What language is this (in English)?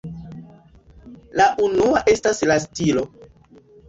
Esperanto